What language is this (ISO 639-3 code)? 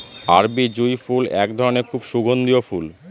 ben